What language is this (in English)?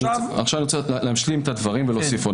Hebrew